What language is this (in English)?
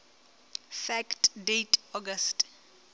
Southern Sotho